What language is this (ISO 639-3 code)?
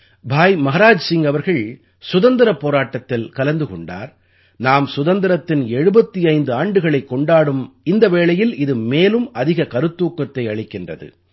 tam